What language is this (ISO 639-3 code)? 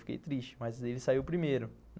por